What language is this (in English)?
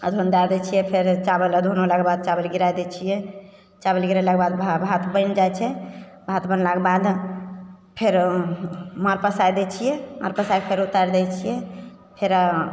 Maithili